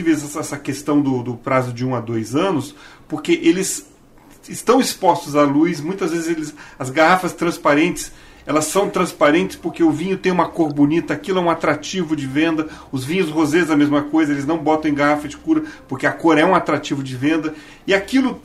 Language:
Portuguese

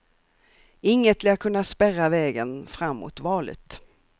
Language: Swedish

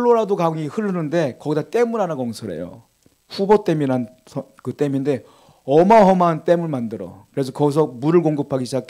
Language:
Korean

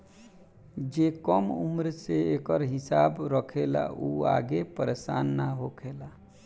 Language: Bhojpuri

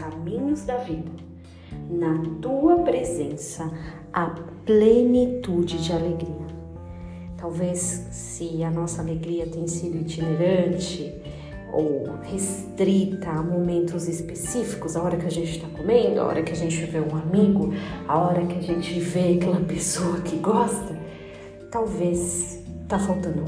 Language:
Portuguese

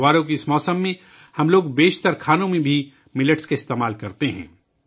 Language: Urdu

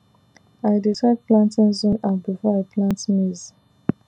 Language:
Nigerian Pidgin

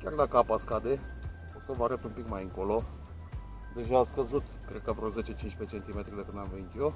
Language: Romanian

